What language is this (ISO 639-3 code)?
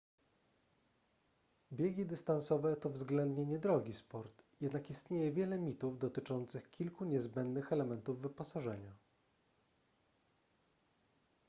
pol